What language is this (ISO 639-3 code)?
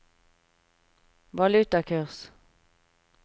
nor